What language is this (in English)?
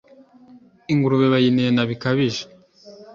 Kinyarwanda